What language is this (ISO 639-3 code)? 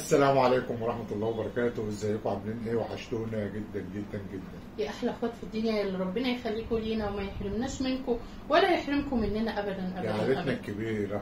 ara